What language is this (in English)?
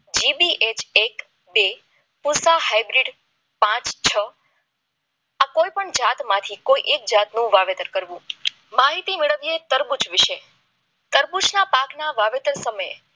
Gujarati